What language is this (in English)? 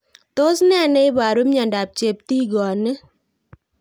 Kalenjin